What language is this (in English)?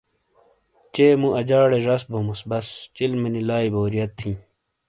Shina